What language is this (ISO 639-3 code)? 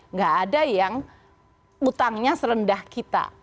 ind